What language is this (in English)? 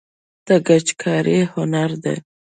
Pashto